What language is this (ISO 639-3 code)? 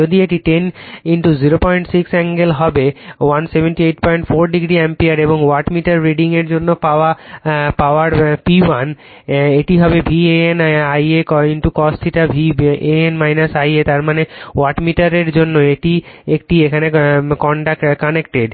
ben